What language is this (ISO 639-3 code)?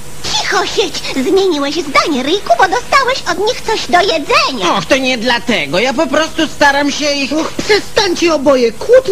pol